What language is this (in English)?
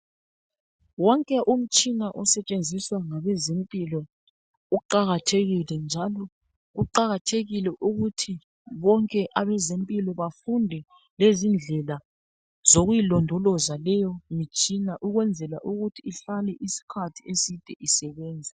North Ndebele